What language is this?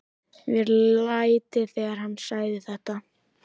Icelandic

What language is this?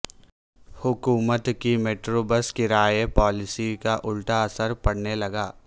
Urdu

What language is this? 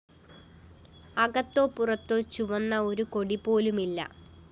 Malayalam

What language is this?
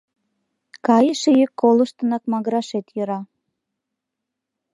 Mari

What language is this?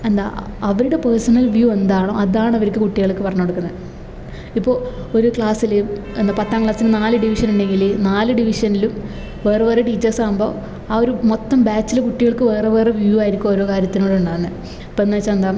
Malayalam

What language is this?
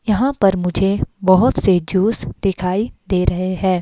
Hindi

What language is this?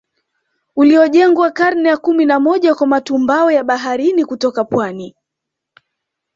Swahili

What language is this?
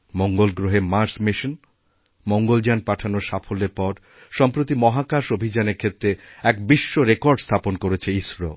Bangla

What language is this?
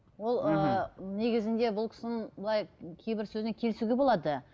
Kazakh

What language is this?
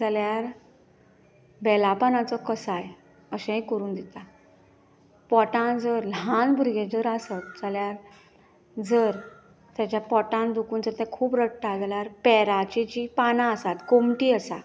Konkani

